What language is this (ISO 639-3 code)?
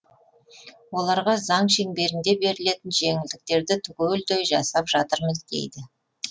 kaz